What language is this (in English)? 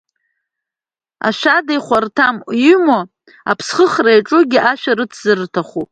Abkhazian